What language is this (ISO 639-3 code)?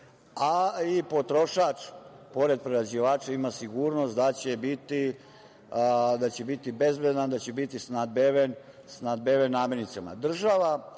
srp